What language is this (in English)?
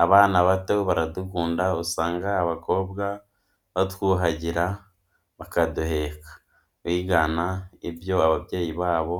Kinyarwanda